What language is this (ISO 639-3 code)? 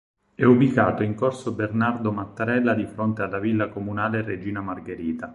ita